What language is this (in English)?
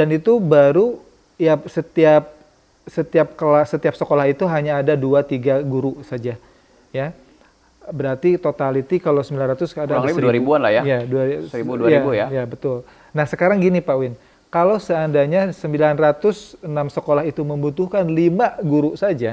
Indonesian